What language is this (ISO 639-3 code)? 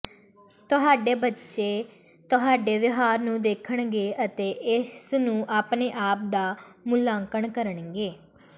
pan